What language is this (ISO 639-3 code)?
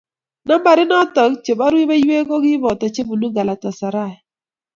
kln